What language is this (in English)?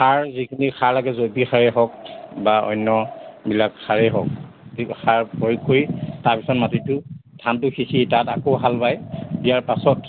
Assamese